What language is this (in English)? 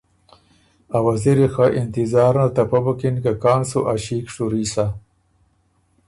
Ormuri